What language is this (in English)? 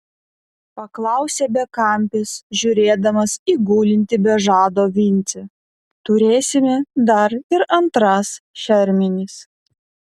Lithuanian